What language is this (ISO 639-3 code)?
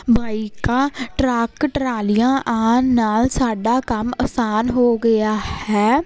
pan